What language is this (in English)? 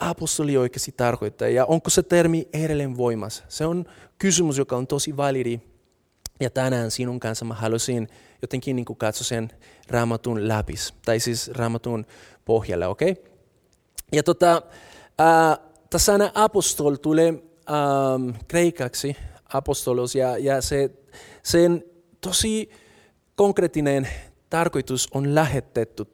Finnish